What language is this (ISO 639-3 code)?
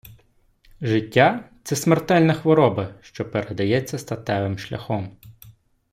ukr